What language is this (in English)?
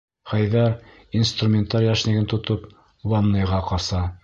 Bashkir